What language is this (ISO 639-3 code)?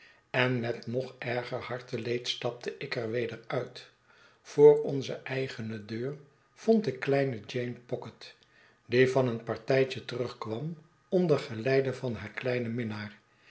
nld